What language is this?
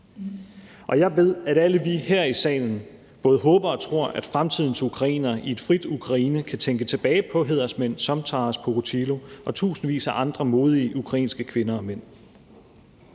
Danish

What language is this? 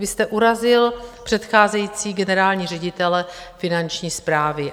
Czech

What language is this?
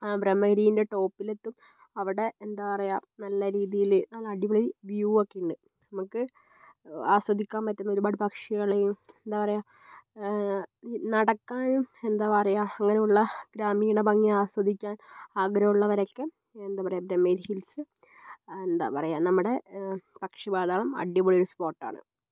Malayalam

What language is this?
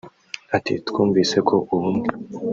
Kinyarwanda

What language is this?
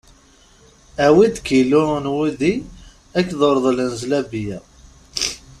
Kabyle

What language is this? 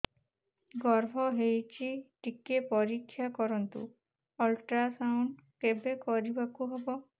Odia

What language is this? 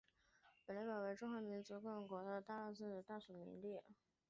Chinese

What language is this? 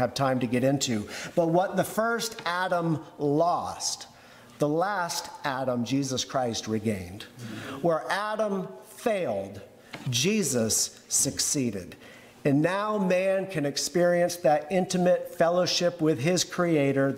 English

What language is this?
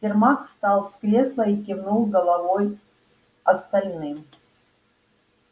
Russian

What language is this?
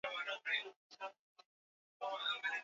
Swahili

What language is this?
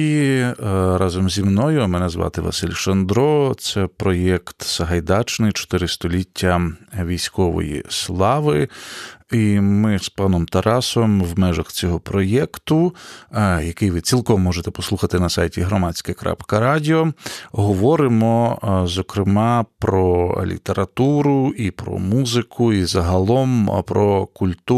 Ukrainian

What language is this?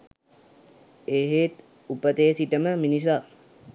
Sinhala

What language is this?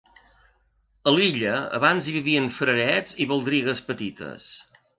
Catalan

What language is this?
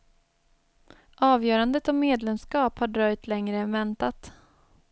Swedish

